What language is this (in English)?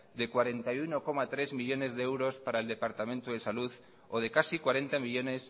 Spanish